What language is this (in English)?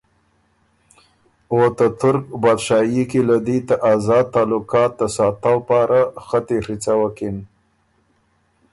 Ormuri